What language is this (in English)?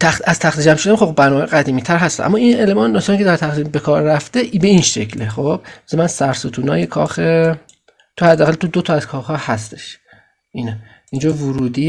Persian